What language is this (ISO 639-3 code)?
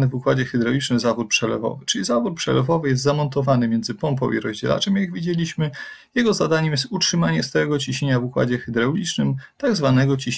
pol